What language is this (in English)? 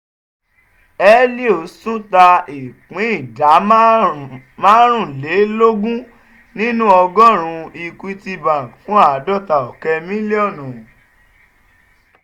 Yoruba